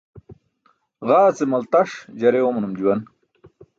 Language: Burushaski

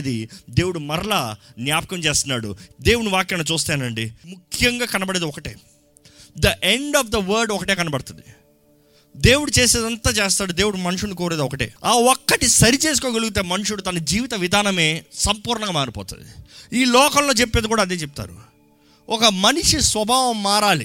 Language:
Telugu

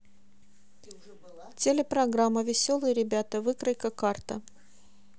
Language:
Russian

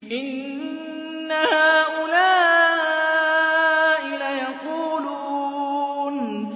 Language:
Arabic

